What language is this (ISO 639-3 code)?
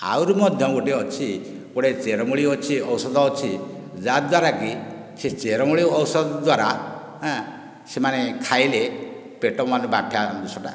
ori